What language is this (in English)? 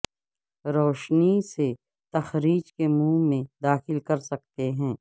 Urdu